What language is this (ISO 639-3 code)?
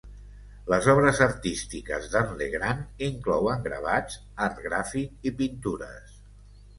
cat